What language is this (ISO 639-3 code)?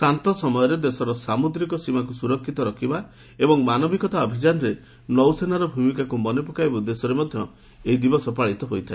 ori